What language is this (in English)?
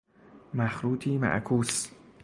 Persian